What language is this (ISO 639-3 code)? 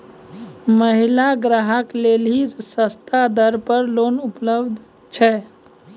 mai